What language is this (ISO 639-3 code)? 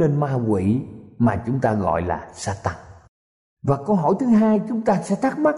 vie